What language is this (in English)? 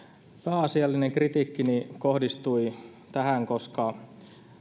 Finnish